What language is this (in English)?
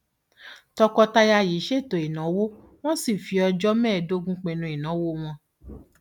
Yoruba